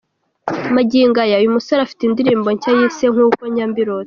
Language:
Kinyarwanda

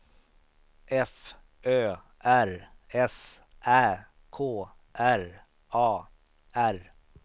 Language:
Swedish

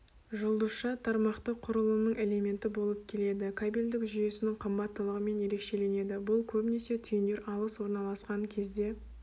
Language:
Kazakh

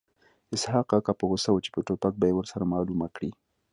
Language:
Pashto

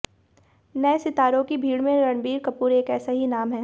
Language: Hindi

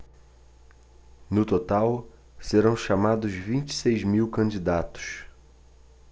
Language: Portuguese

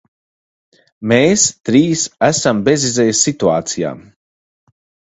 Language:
Latvian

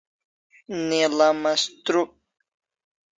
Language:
Kalasha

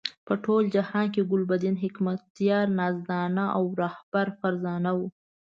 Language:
Pashto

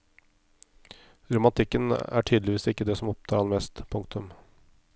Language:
Norwegian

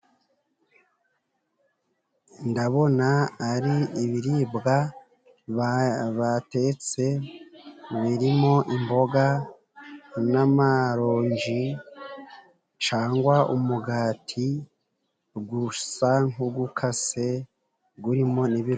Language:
Kinyarwanda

